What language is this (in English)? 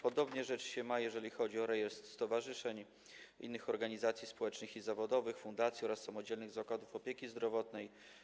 Polish